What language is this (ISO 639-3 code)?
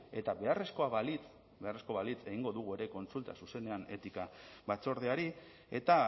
eus